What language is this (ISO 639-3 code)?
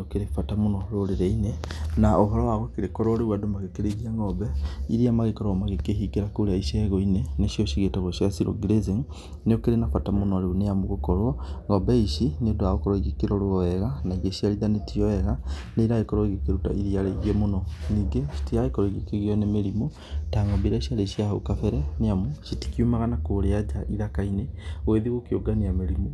kik